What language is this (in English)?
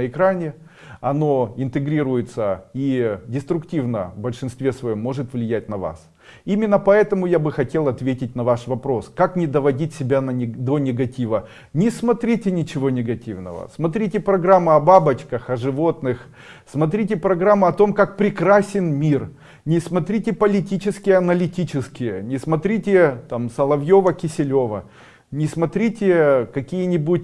Russian